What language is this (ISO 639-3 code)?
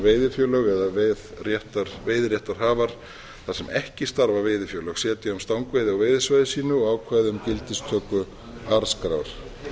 isl